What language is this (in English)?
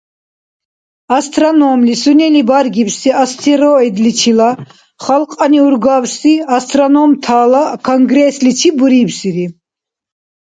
Dargwa